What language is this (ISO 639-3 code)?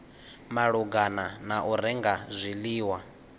ven